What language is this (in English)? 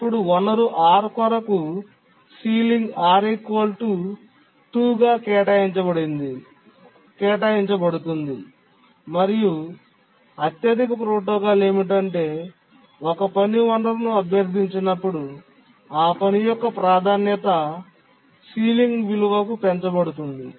Telugu